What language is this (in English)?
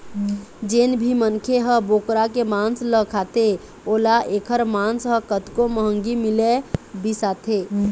Chhattisgarhi